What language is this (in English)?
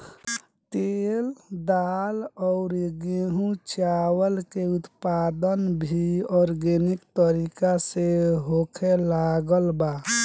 Bhojpuri